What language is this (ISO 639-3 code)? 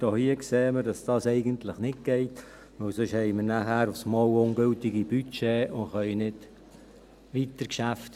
gsw